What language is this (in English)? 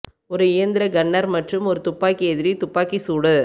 Tamil